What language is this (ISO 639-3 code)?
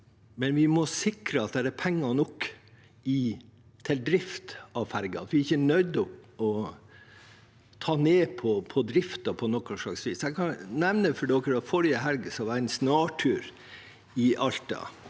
nor